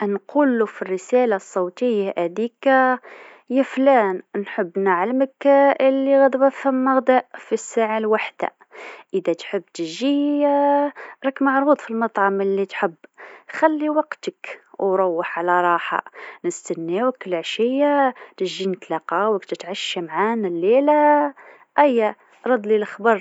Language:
Tunisian Arabic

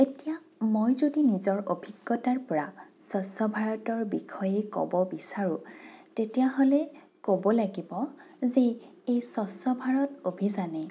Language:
Assamese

